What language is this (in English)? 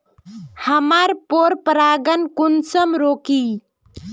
Magahi